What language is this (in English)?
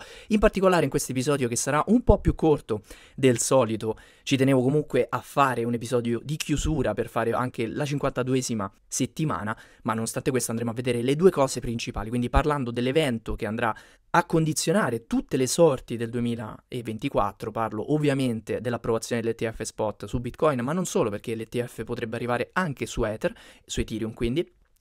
Italian